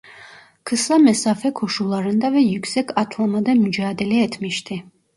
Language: Turkish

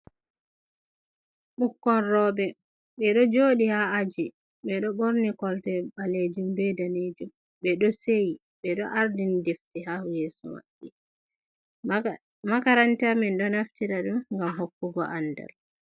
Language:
Fula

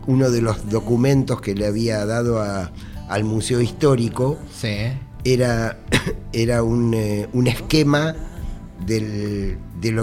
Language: Spanish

